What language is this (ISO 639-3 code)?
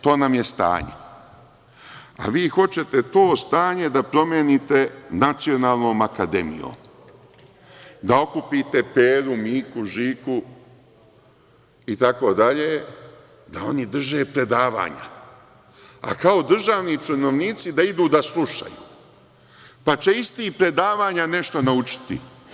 srp